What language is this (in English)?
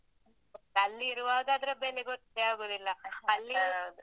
Kannada